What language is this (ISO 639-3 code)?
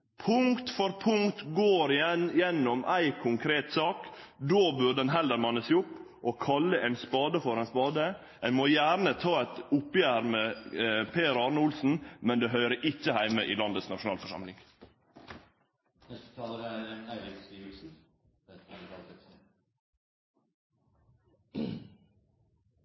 nor